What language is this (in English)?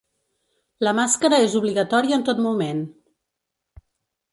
Catalan